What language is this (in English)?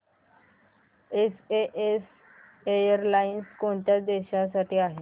Marathi